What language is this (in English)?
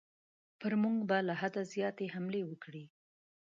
Pashto